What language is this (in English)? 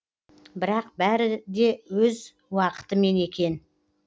Kazakh